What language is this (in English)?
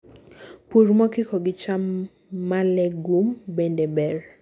Luo (Kenya and Tanzania)